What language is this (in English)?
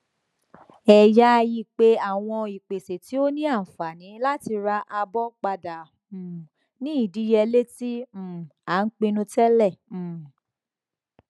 Yoruba